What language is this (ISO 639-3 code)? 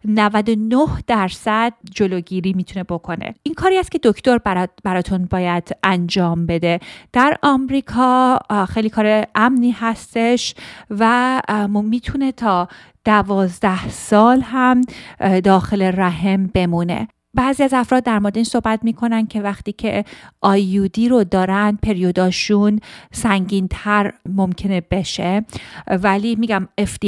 fas